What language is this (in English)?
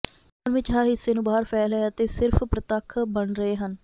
Punjabi